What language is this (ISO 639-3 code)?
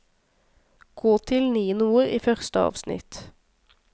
nor